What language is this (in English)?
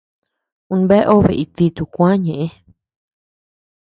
Tepeuxila Cuicatec